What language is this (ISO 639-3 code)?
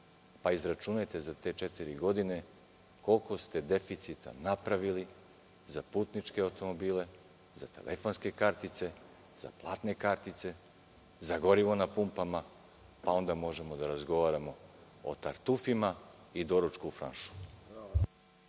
srp